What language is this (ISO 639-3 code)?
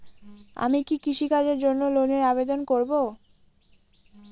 ben